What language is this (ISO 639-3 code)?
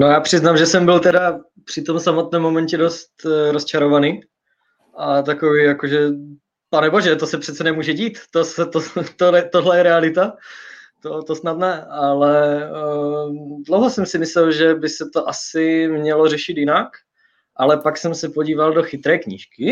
ces